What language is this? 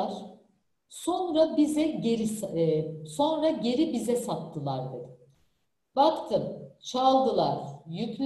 Turkish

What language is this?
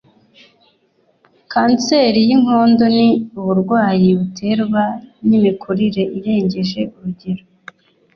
Kinyarwanda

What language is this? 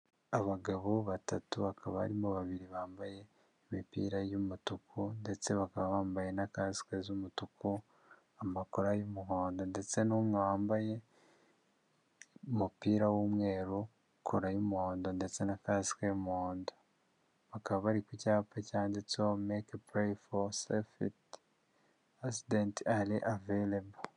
Kinyarwanda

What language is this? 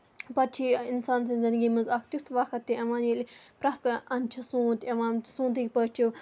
Kashmiri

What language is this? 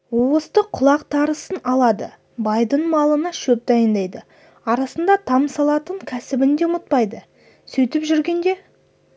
Kazakh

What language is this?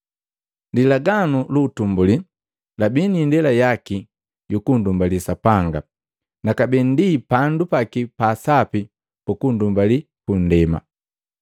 Matengo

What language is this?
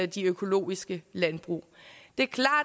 Danish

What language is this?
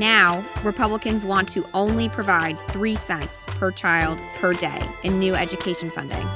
English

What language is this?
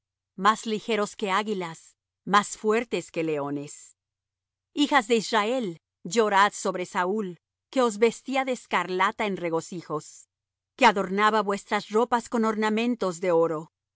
Spanish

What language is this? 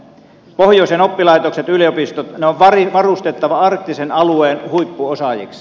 Finnish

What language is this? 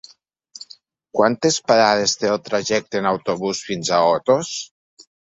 Catalan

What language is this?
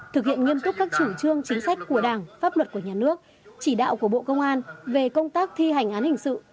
Vietnamese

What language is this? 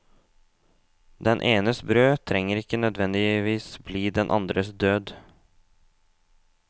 Norwegian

